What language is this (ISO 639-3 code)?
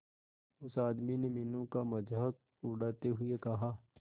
hin